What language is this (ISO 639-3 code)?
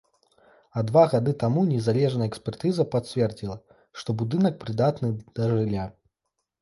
bel